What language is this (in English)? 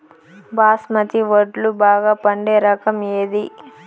Telugu